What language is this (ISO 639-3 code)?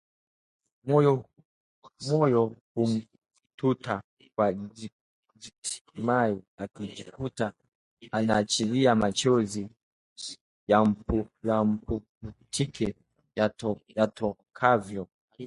swa